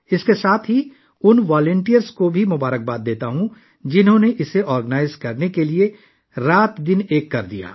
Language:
Urdu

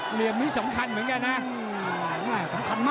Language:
Thai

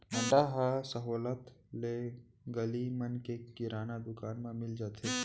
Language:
Chhattisgarhi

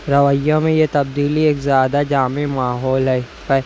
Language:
Urdu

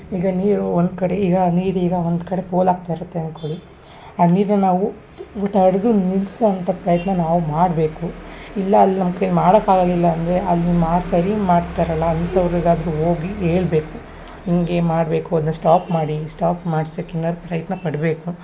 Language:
Kannada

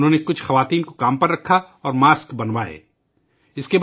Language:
Urdu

